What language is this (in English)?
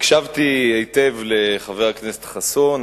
Hebrew